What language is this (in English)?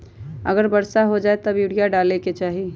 Magahi